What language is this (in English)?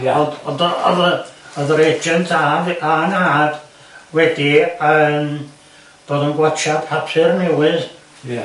Welsh